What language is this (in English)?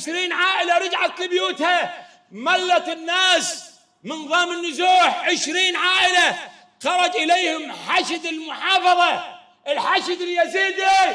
Arabic